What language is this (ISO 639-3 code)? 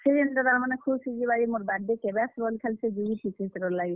ori